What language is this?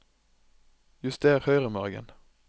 Norwegian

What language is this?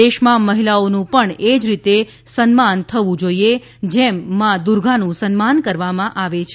Gujarati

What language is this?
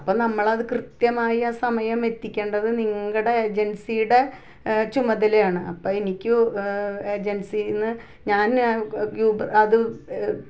Malayalam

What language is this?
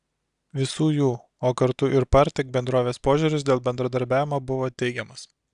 Lithuanian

